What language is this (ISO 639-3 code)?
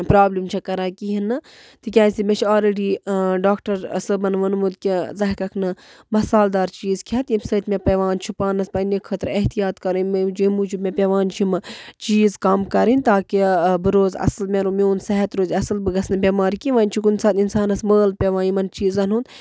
kas